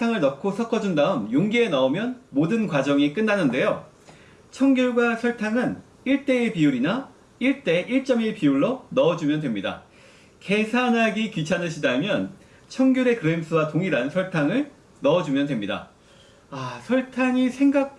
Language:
Korean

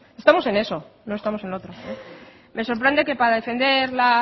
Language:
Spanish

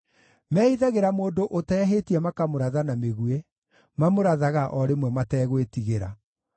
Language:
Kikuyu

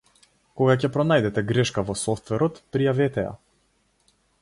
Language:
Macedonian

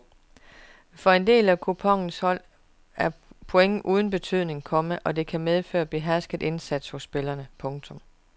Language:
Danish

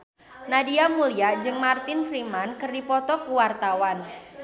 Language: Sundanese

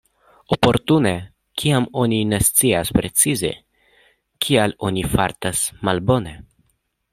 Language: Esperanto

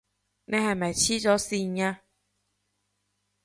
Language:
Cantonese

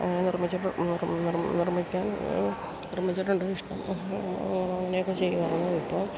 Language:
Malayalam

